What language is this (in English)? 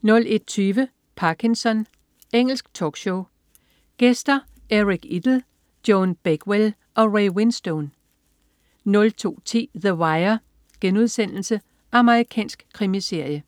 Danish